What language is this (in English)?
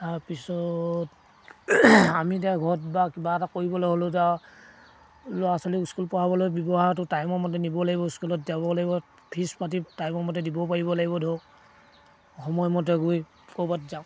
Assamese